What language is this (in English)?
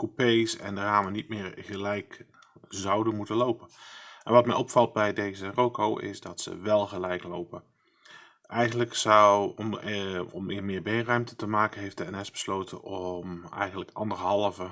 Dutch